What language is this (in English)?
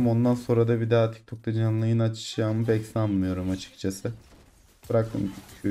Turkish